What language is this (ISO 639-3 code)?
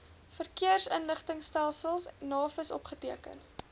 afr